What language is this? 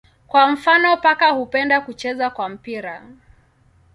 Swahili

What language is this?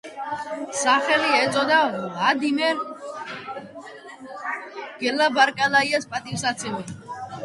Georgian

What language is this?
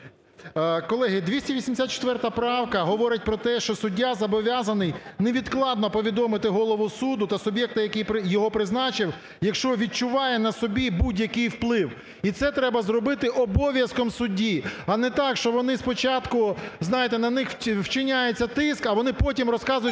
Ukrainian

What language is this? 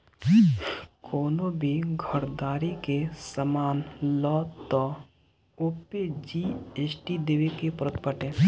Bhojpuri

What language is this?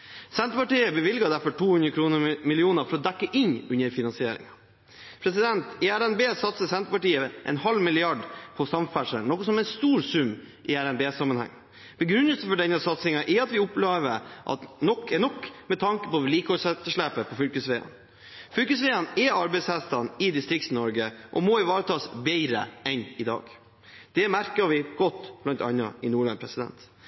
Norwegian Bokmål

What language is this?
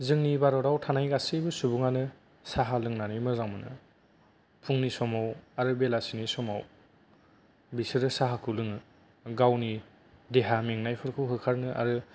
Bodo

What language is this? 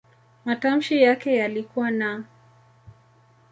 Swahili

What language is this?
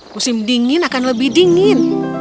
Indonesian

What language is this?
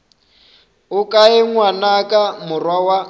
Northern Sotho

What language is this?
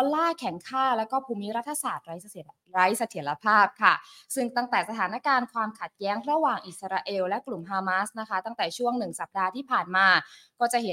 Thai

